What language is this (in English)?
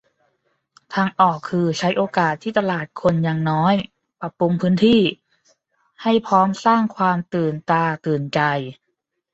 Thai